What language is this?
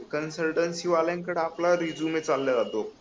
Marathi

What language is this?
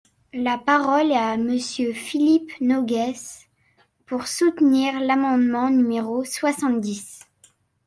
French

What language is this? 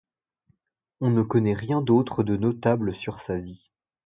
French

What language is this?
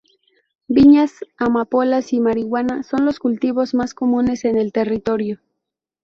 Spanish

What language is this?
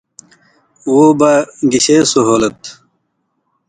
Indus Kohistani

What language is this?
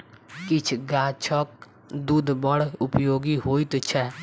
Maithili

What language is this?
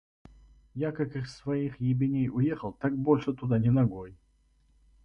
Russian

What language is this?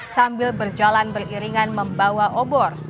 Indonesian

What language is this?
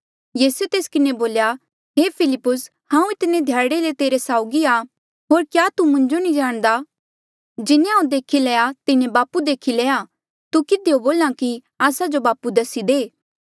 Mandeali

